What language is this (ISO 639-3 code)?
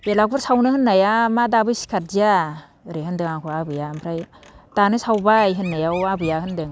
brx